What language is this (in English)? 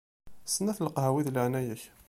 Kabyle